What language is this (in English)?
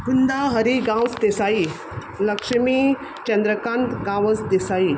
Konkani